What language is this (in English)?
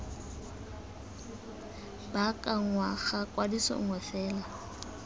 Tswana